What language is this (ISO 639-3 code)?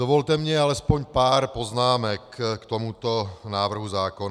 ces